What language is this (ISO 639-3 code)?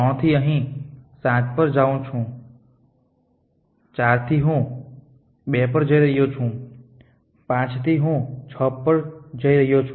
guj